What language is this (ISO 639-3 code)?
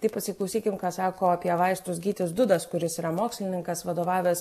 lit